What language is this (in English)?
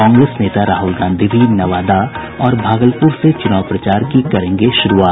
Hindi